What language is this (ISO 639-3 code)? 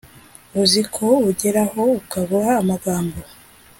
kin